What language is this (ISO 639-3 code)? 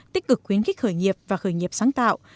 vie